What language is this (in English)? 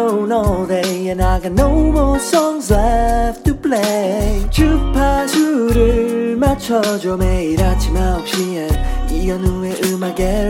Korean